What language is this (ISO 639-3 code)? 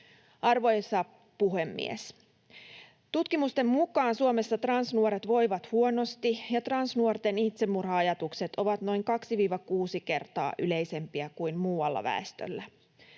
fin